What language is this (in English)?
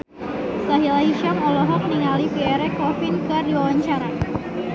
Sundanese